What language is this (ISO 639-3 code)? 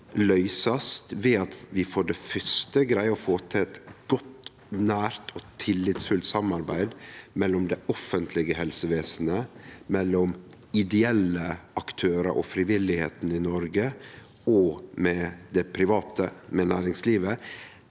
nor